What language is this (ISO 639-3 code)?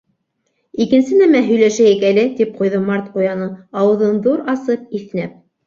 bak